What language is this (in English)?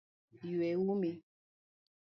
Luo (Kenya and Tanzania)